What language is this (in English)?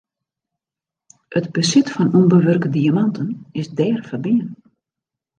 Western Frisian